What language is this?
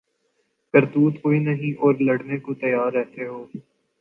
Urdu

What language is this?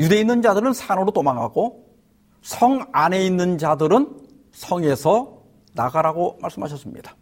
Korean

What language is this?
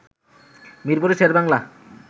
Bangla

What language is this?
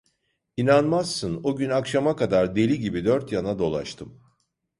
Turkish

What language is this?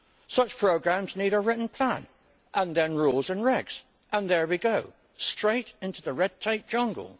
English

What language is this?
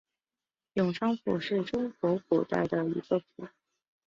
Chinese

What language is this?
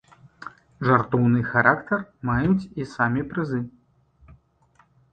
Belarusian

